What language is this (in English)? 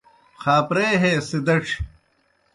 Kohistani Shina